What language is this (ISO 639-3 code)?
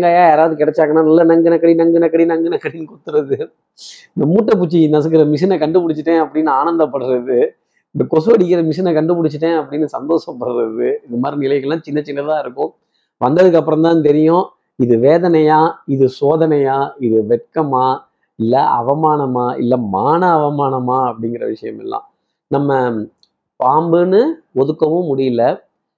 tam